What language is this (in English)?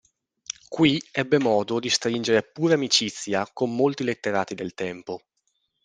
Italian